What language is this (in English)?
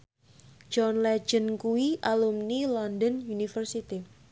Javanese